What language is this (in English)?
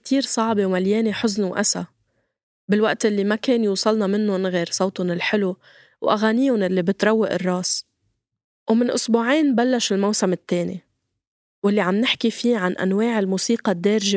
Arabic